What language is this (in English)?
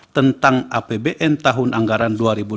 Indonesian